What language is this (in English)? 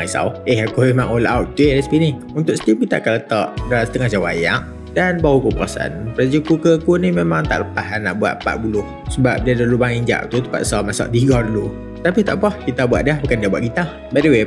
Malay